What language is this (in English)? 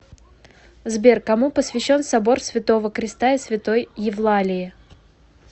Russian